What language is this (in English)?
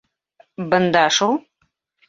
Bashkir